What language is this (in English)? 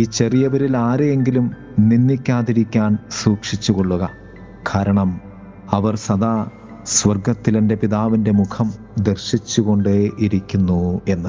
Malayalam